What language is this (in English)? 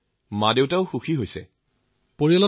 Assamese